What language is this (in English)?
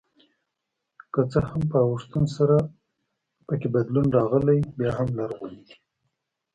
Pashto